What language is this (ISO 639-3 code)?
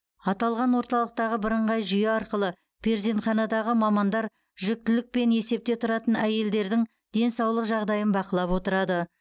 kaz